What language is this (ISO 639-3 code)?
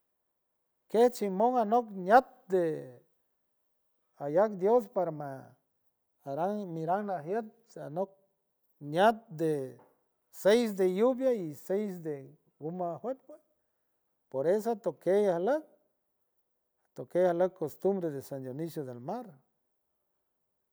hue